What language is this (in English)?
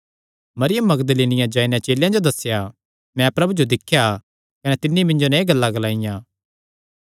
Kangri